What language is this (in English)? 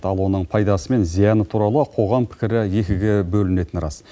Kazakh